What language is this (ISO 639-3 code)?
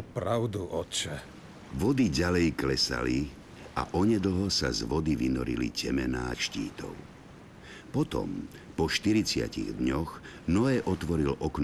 slk